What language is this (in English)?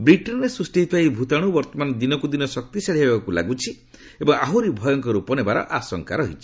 Odia